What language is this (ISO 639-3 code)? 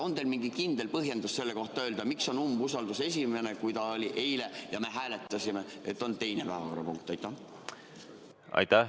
est